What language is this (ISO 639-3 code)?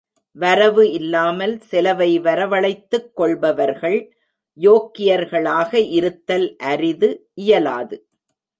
tam